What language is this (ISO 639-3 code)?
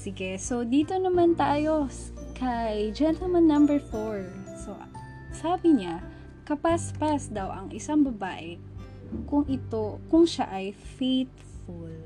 fil